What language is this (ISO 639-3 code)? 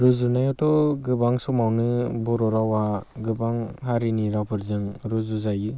brx